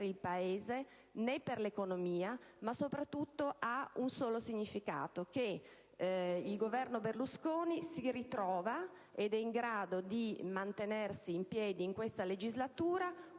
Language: Italian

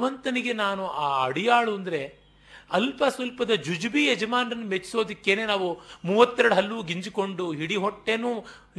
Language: Kannada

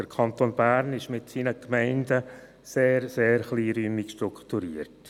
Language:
Swiss German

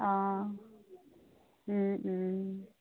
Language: Assamese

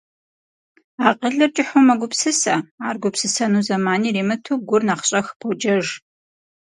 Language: Kabardian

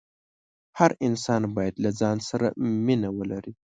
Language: Pashto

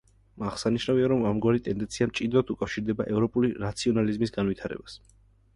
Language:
Georgian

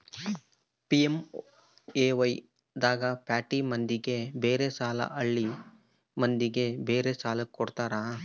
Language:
Kannada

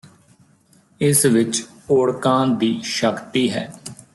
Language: Punjabi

